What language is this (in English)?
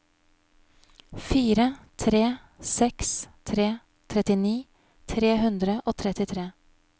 Norwegian